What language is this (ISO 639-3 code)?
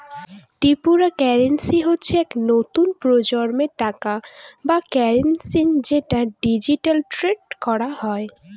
ben